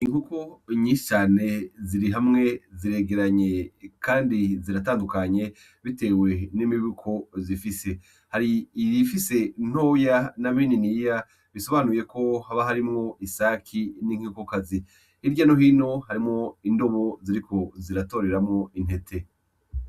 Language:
Rundi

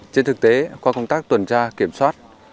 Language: Vietnamese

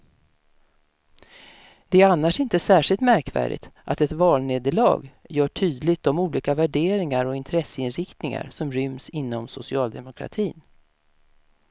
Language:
Swedish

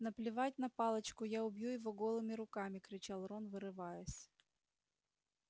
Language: Russian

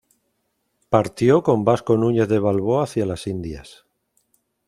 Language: Spanish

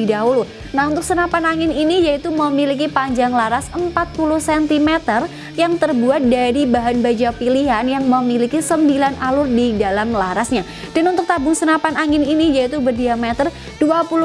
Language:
Indonesian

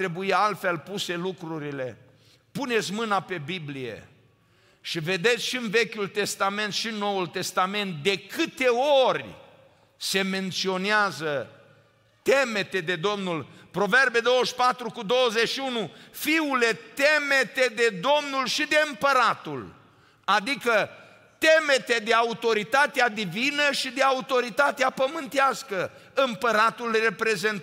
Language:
Romanian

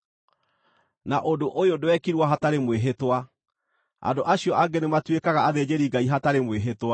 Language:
Kikuyu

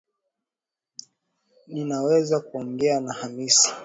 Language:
Swahili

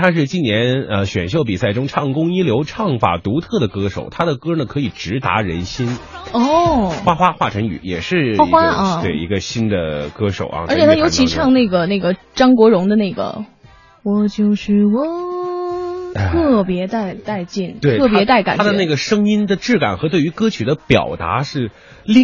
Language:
Chinese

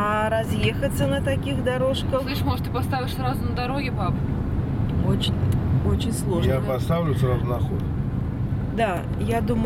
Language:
Russian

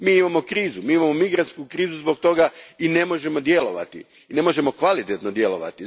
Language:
Croatian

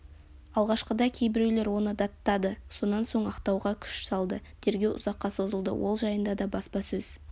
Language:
Kazakh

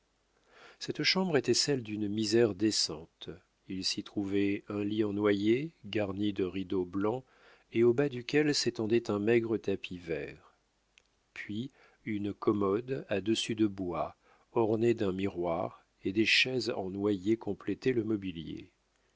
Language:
French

